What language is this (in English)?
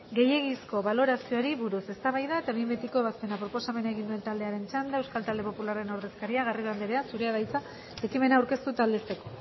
Basque